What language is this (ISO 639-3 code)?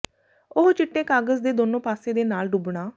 pan